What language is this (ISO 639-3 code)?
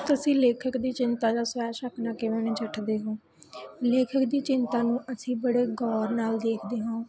pan